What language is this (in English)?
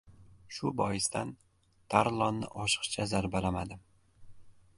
Uzbek